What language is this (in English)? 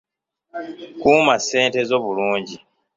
Ganda